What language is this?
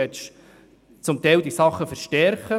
Swiss German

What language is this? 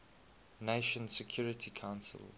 English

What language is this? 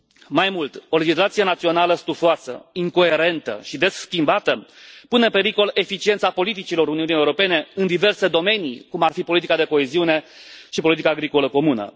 Romanian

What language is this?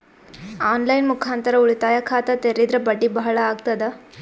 Kannada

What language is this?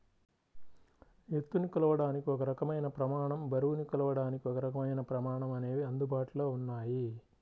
Telugu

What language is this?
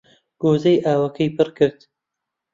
Central Kurdish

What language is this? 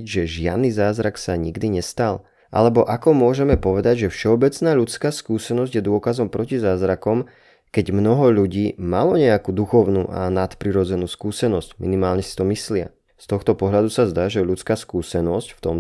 Slovak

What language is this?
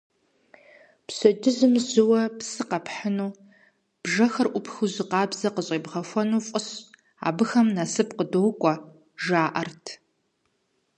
Kabardian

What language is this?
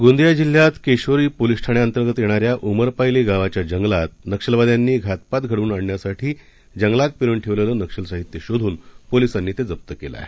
Marathi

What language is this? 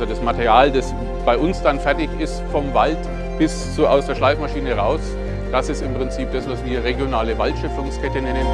German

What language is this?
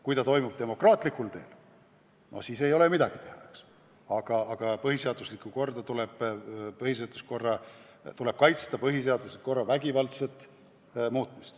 Estonian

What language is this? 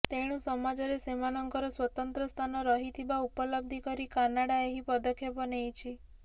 Odia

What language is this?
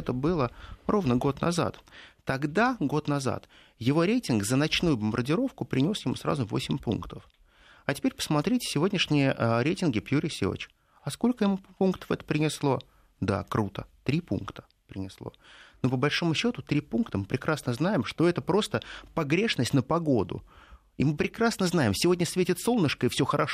Russian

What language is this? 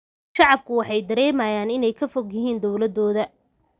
Somali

